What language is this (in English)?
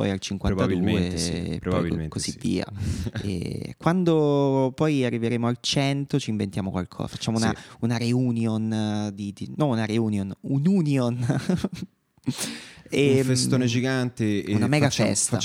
Italian